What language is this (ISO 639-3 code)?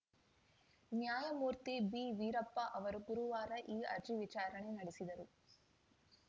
kan